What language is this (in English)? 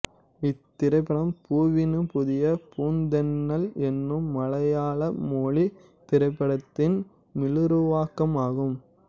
Tamil